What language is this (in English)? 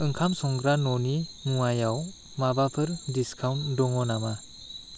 Bodo